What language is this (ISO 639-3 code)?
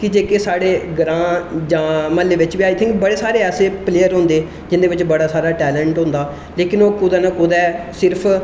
doi